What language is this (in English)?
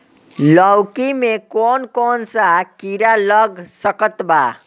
Bhojpuri